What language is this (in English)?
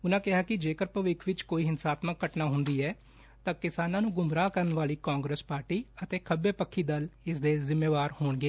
Punjabi